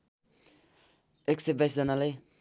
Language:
Nepali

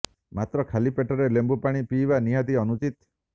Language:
Odia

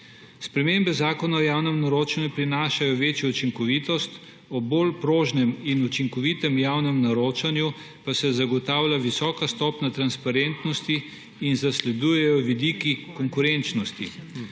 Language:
Slovenian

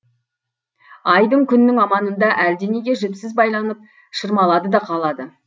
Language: Kazakh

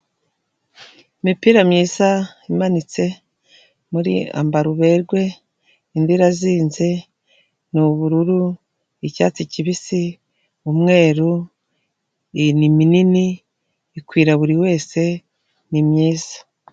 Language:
Kinyarwanda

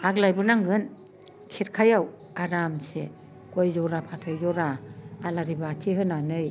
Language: Bodo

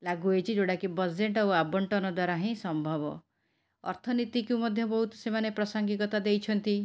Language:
Odia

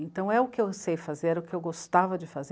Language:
Portuguese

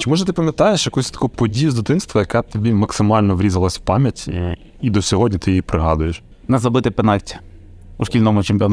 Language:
Ukrainian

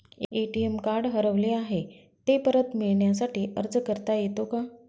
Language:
Marathi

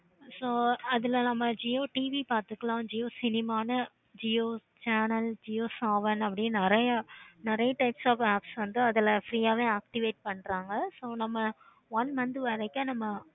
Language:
Tamil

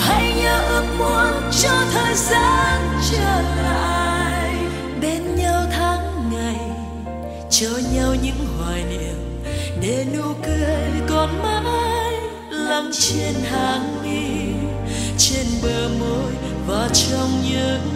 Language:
Vietnamese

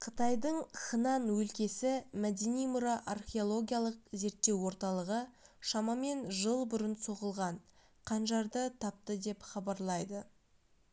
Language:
Kazakh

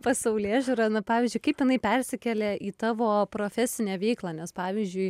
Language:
Lithuanian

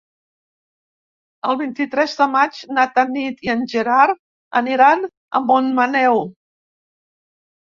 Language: Catalan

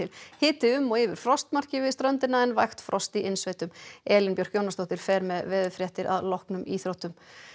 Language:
Icelandic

